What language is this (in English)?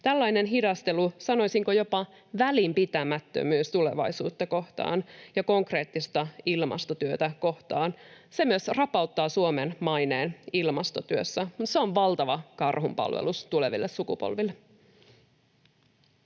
Finnish